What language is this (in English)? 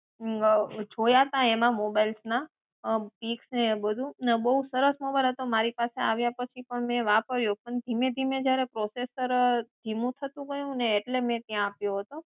Gujarati